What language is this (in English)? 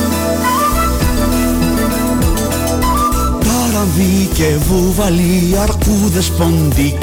Greek